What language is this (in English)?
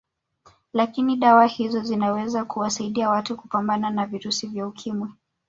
Swahili